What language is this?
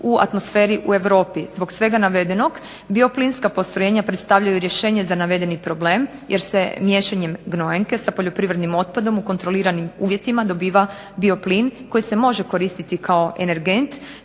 Croatian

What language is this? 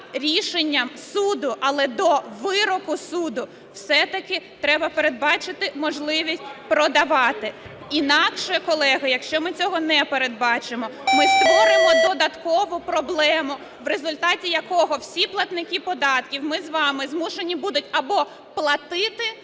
Ukrainian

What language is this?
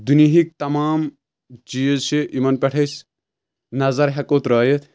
Kashmiri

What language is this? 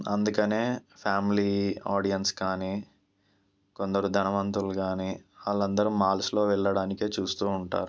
Telugu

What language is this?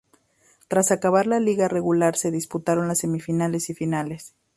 Spanish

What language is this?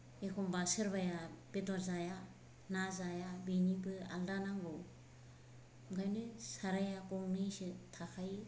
Bodo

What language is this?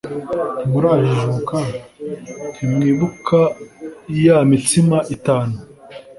Kinyarwanda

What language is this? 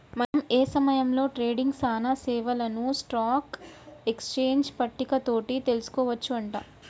Telugu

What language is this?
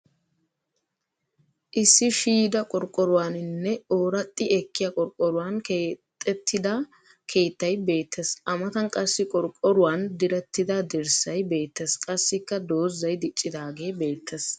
Wolaytta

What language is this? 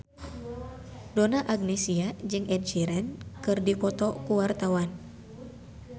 Sundanese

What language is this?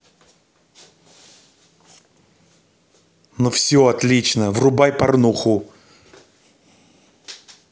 Russian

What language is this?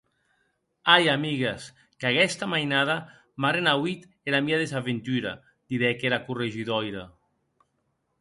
Occitan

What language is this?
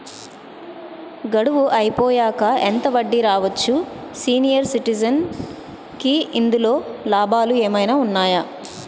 Telugu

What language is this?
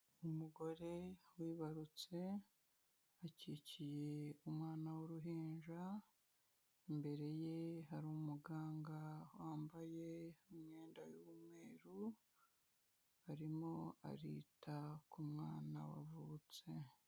Kinyarwanda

